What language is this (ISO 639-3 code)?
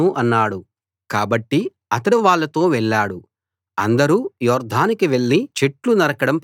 tel